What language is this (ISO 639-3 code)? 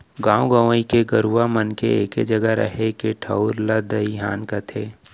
hne